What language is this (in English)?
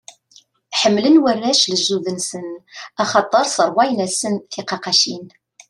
Kabyle